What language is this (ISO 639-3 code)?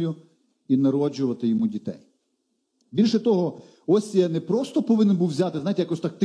ukr